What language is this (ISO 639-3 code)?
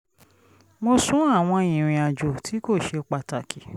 yor